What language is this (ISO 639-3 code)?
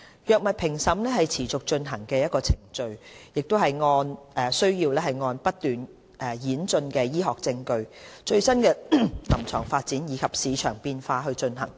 yue